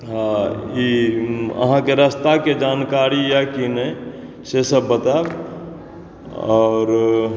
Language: Maithili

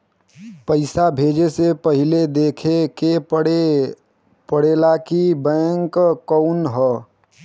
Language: Bhojpuri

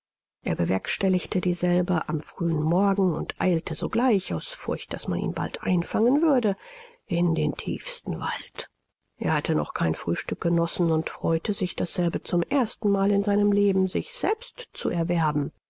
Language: German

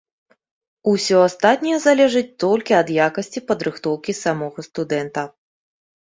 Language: Belarusian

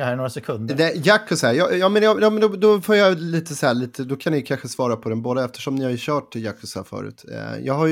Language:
Swedish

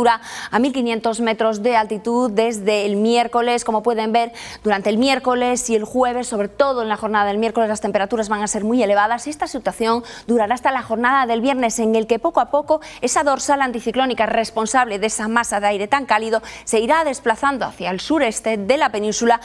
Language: Spanish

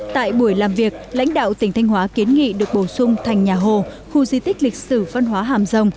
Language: Vietnamese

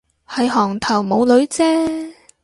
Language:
Cantonese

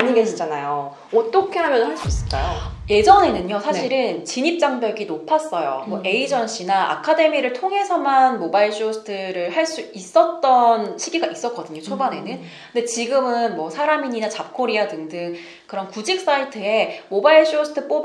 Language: Korean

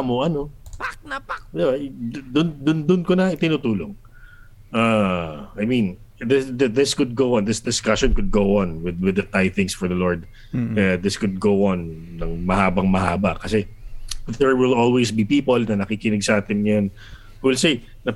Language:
Filipino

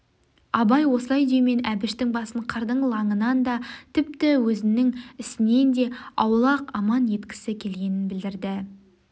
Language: Kazakh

